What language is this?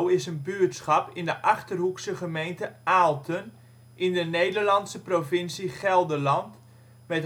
Dutch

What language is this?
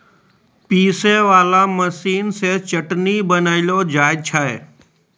Maithili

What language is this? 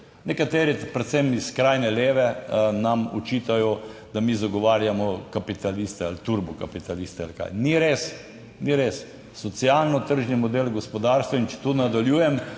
Slovenian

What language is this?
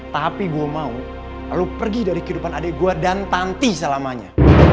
Indonesian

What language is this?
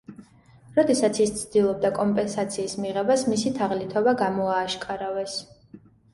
Georgian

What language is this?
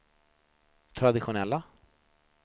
Swedish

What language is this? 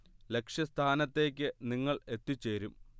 Malayalam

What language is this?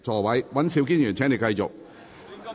Cantonese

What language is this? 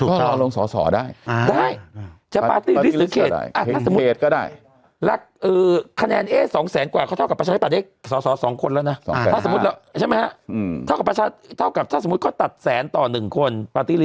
Thai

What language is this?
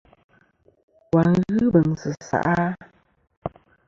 Kom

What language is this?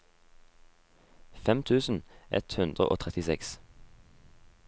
Norwegian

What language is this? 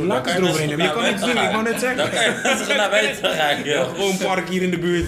Dutch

